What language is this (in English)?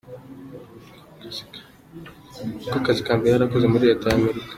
Kinyarwanda